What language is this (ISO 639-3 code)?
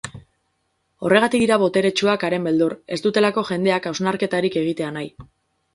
eus